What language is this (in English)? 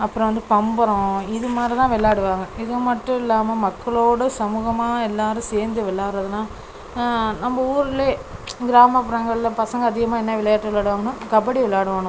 Tamil